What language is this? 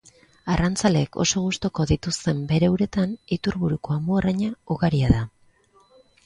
Basque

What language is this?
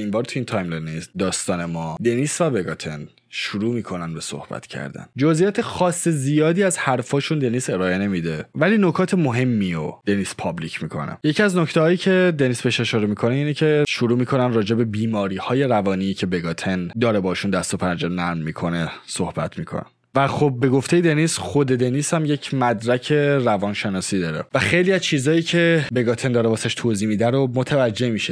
Persian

